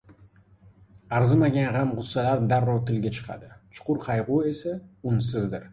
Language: Uzbek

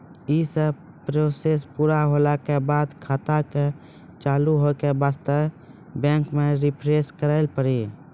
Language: Maithili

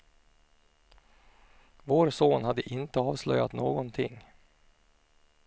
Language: Swedish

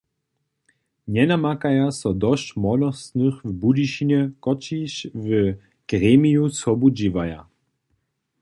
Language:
Upper Sorbian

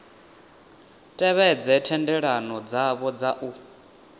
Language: Venda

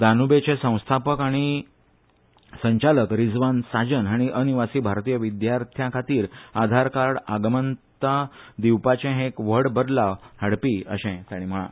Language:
Konkani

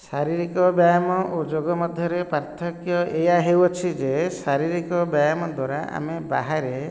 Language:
Odia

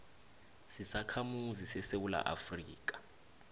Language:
South Ndebele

